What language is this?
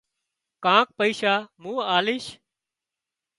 Wadiyara Koli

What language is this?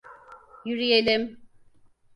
Turkish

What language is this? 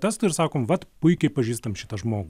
Lithuanian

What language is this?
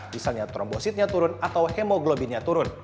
Indonesian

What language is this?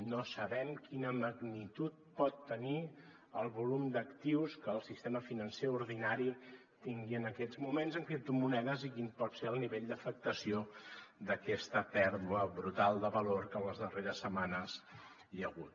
Catalan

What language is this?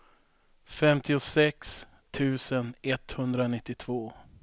Swedish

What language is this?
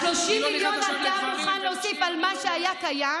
Hebrew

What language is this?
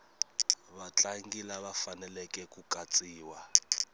Tsonga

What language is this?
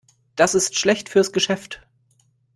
German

